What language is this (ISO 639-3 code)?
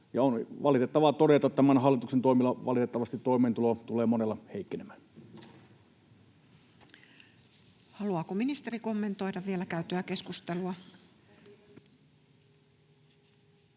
fin